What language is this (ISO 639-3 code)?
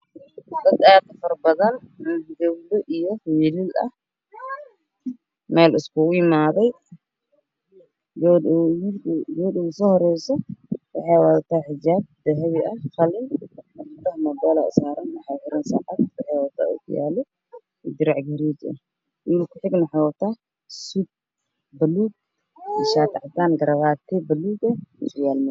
som